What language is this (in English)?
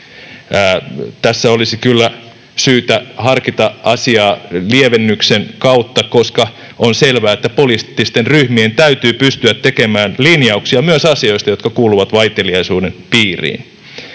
Finnish